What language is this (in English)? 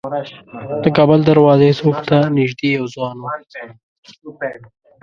Pashto